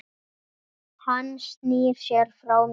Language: Icelandic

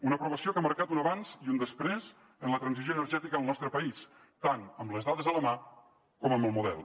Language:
Catalan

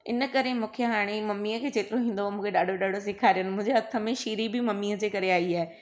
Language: Sindhi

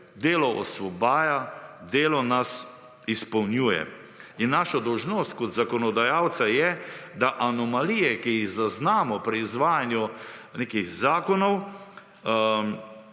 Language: Slovenian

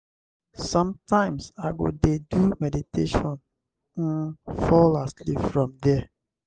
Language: Nigerian Pidgin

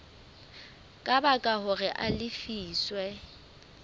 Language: Southern Sotho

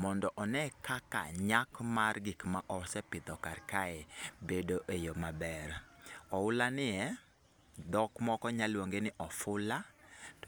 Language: Luo (Kenya and Tanzania)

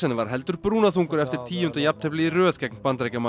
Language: Icelandic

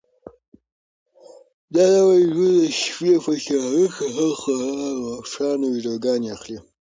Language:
Pashto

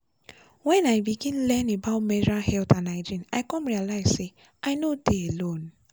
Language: Nigerian Pidgin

